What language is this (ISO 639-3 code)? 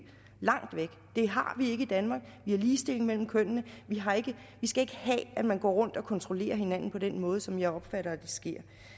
dan